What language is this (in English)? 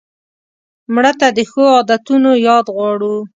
Pashto